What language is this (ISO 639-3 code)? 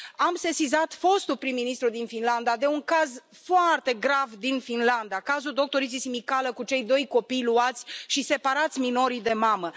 ron